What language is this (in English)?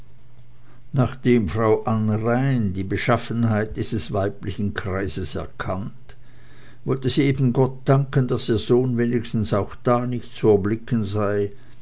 German